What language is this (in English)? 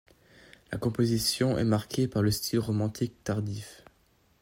French